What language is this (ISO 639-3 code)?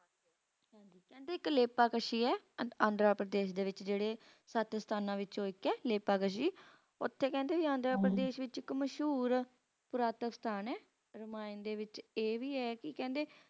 pan